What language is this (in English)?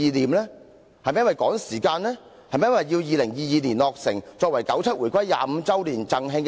Cantonese